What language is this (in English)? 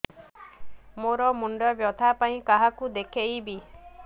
Odia